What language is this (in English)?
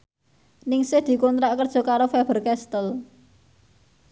Javanese